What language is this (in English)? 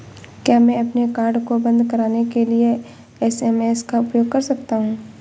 Hindi